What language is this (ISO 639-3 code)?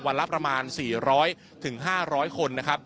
tha